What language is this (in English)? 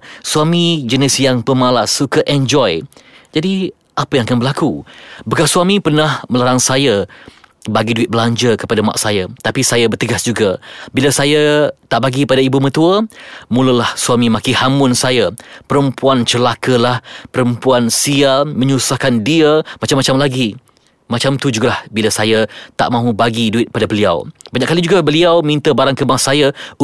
Malay